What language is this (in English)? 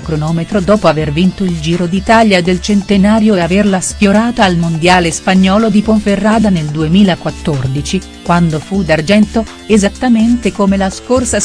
Italian